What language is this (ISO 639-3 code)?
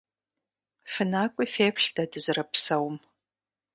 kbd